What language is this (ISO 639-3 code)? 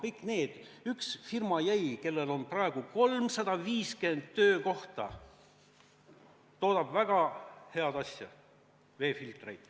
est